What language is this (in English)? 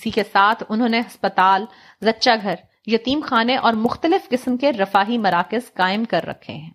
Urdu